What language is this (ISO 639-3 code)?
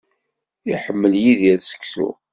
kab